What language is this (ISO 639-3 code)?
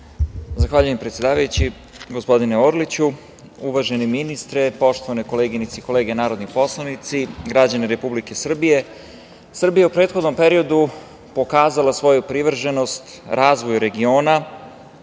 srp